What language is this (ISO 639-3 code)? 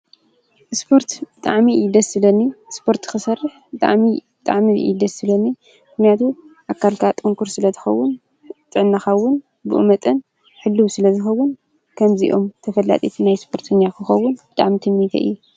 tir